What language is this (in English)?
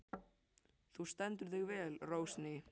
Icelandic